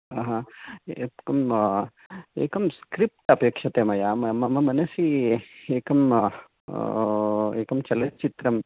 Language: Sanskrit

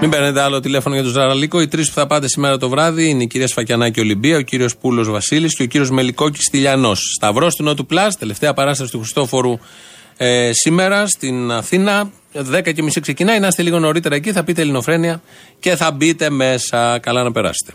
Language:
Greek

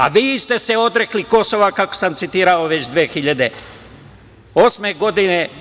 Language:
Serbian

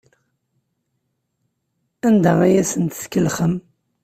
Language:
Kabyle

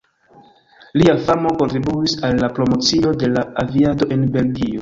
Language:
Esperanto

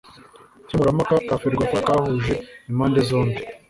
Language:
Kinyarwanda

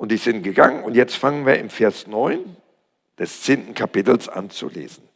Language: German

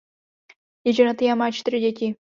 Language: Czech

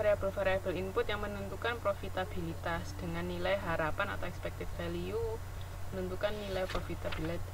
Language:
Indonesian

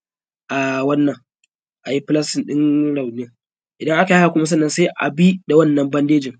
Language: Hausa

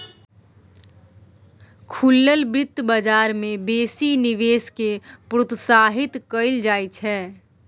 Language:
Maithili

